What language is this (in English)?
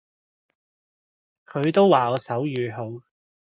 Cantonese